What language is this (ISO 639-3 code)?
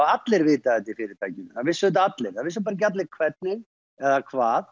isl